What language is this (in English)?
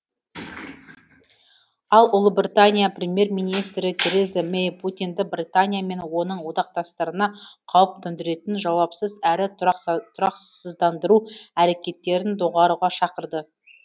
Kazakh